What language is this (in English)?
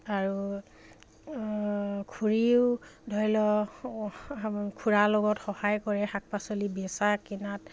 Assamese